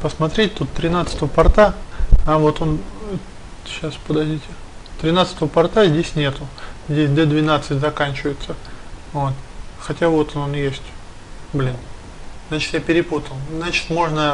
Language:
Russian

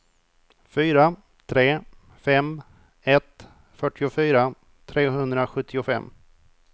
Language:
Swedish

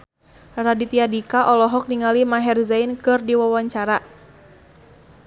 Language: Sundanese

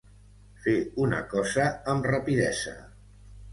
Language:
Catalan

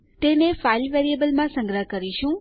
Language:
Gujarati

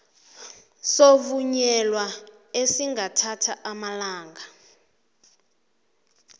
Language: South Ndebele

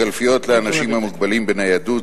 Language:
Hebrew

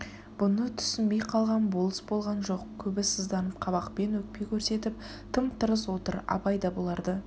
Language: Kazakh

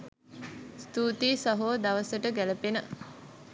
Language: Sinhala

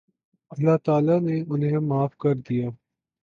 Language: Urdu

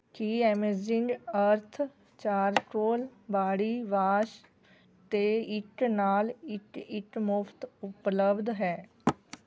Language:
Punjabi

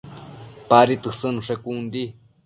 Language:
Matsés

